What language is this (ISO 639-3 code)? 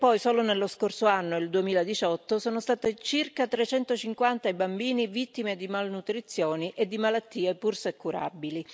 ita